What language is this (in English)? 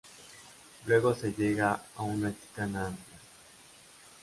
Spanish